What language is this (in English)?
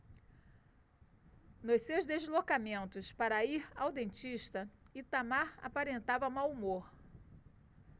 Portuguese